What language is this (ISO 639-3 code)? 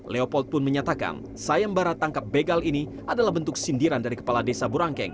ind